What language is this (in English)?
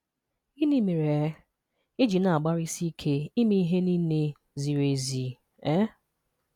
Igbo